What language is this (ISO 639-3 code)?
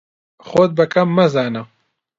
ckb